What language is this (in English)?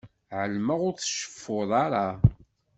Kabyle